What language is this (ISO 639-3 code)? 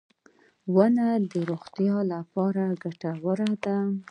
pus